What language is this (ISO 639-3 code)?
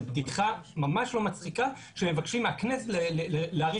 heb